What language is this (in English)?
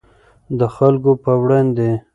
Pashto